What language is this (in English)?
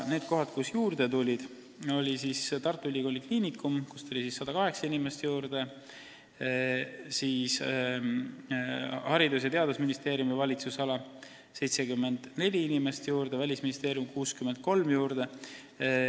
Estonian